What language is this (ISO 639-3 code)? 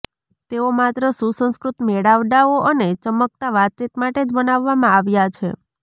guj